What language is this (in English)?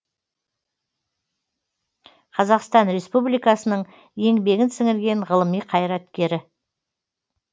Kazakh